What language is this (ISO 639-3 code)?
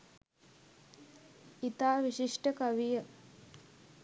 sin